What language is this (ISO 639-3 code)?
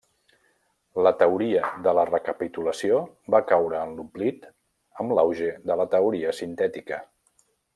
cat